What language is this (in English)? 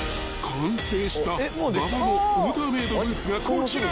Japanese